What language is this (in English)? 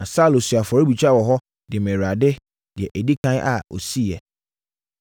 Akan